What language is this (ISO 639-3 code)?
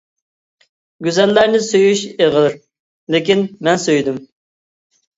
uig